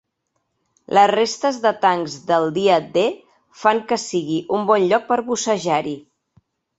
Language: Catalan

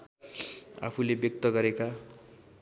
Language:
Nepali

